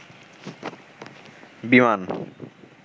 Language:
Bangla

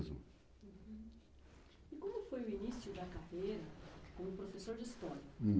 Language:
Portuguese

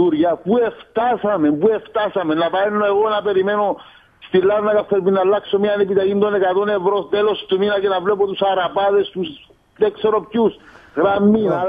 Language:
Greek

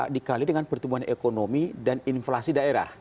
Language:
Indonesian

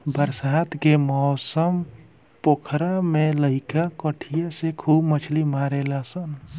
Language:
Bhojpuri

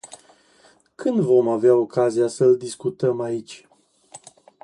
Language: Romanian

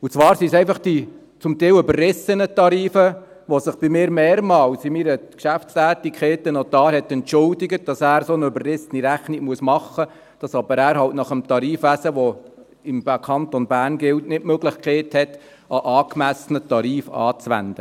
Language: Swiss German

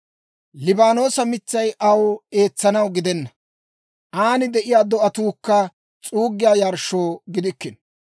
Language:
Dawro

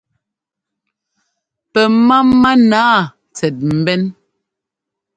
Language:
Ngomba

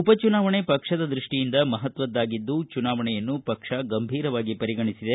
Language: Kannada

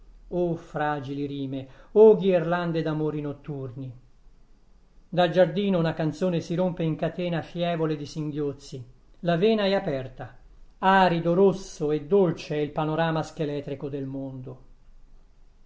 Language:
Italian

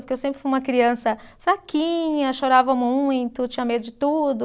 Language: Portuguese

